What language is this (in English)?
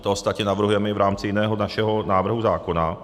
Czech